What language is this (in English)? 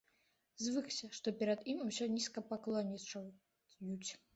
Belarusian